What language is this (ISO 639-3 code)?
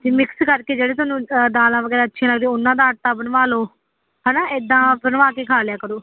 pan